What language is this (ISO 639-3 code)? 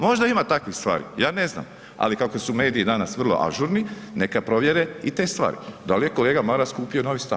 hrv